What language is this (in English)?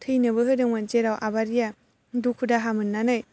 Bodo